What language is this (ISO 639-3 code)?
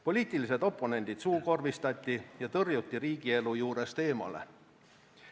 est